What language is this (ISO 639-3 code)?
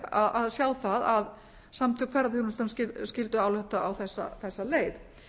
isl